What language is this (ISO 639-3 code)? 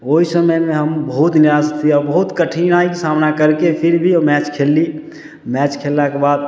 mai